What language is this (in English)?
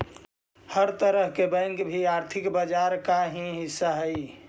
Magahi